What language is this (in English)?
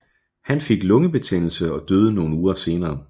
Danish